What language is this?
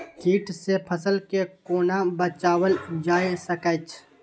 Maithili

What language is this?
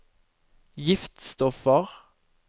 Norwegian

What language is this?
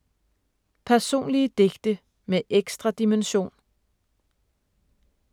Danish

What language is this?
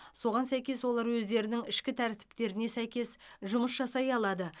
Kazakh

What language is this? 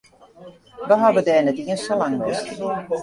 Western Frisian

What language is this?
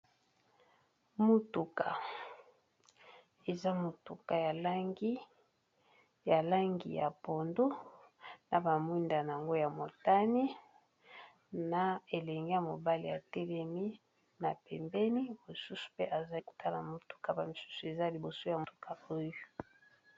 Lingala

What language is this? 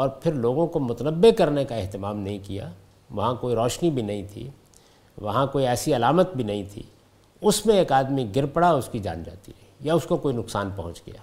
Urdu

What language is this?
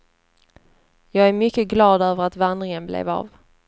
Swedish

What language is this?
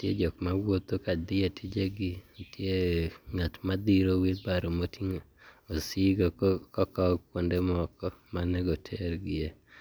Luo (Kenya and Tanzania)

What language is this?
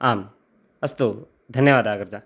Sanskrit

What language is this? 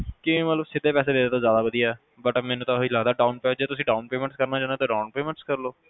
Punjabi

